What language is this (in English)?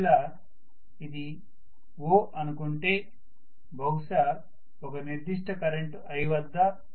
Telugu